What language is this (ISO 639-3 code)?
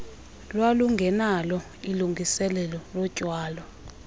xho